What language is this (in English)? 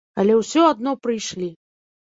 Belarusian